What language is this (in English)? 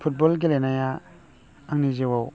Bodo